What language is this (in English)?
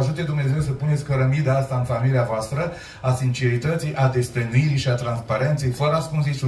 Romanian